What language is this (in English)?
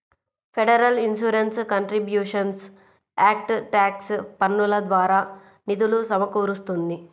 Telugu